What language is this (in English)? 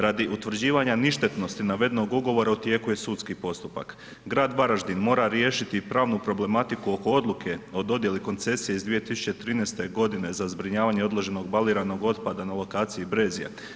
Croatian